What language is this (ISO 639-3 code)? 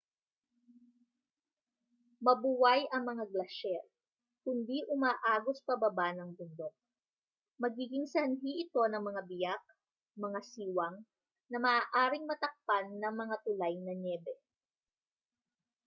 fil